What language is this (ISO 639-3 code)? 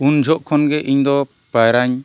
sat